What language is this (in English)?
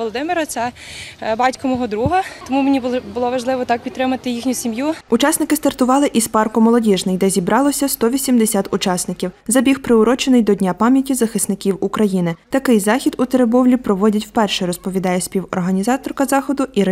Ukrainian